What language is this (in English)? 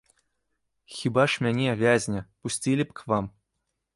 Belarusian